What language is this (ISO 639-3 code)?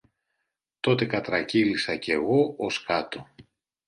ell